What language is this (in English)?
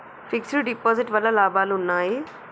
Telugu